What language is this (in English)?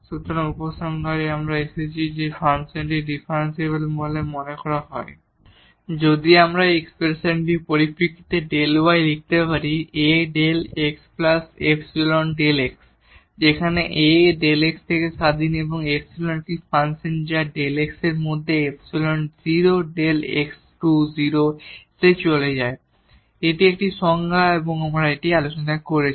Bangla